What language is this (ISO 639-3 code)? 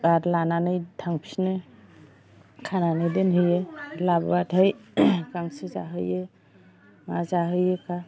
brx